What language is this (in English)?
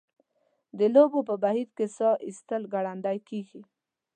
Pashto